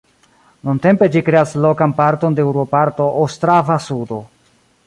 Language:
Esperanto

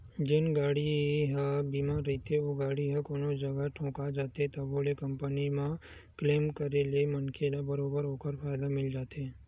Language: Chhattisgarhi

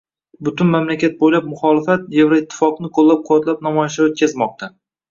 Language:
Uzbek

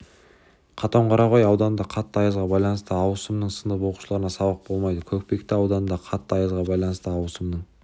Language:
Kazakh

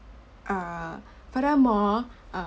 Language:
English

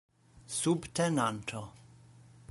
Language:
Esperanto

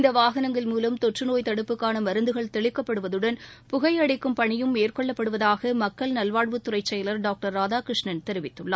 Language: Tamil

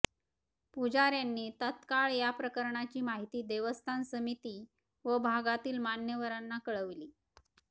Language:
Marathi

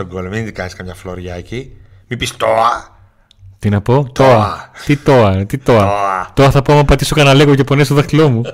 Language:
Greek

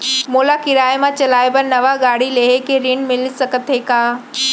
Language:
Chhattisgarhi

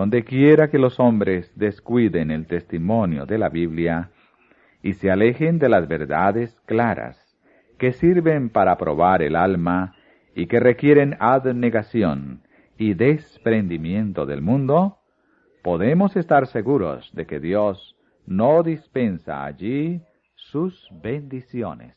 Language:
Spanish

